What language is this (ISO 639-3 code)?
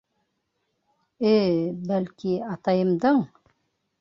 bak